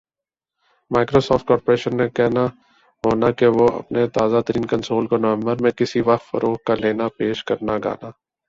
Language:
Urdu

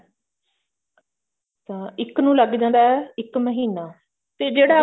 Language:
Punjabi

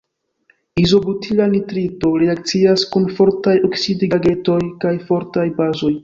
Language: Esperanto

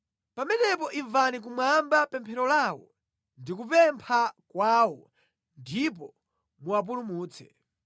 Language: Nyanja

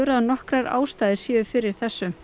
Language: Icelandic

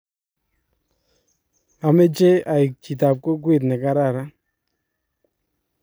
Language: Kalenjin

